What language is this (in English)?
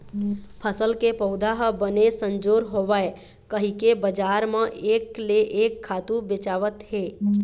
Chhattisgarhi